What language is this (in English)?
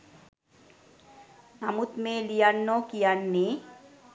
Sinhala